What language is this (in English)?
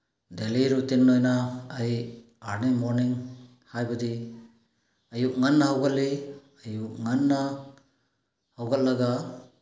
Manipuri